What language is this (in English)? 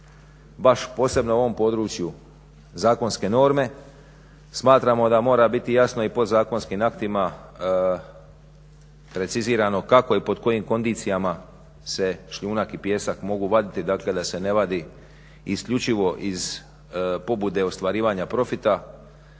Croatian